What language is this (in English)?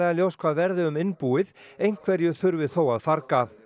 Icelandic